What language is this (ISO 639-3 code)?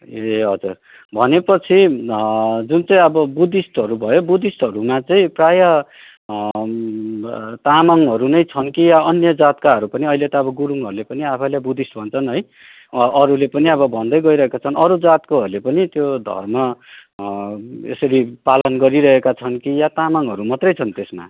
nep